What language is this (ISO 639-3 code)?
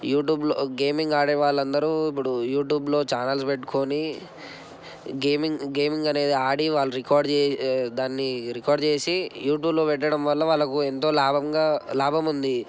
tel